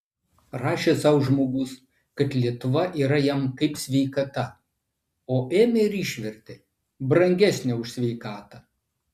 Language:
Lithuanian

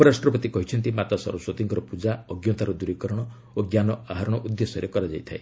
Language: Odia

